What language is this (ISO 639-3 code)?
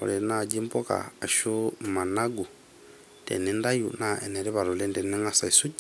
mas